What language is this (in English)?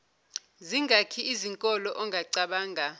Zulu